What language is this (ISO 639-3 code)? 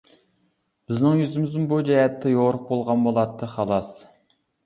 uig